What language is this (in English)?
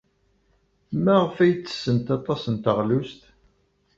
Kabyle